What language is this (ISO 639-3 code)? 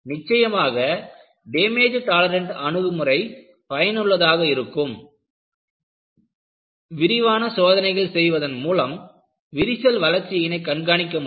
tam